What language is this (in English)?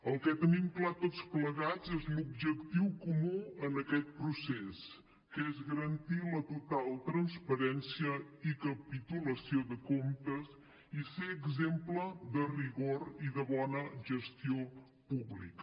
Catalan